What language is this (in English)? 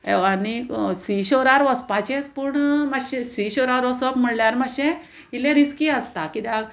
Konkani